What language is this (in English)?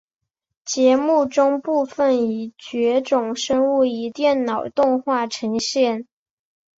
Chinese